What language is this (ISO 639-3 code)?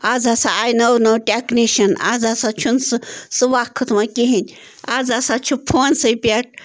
kas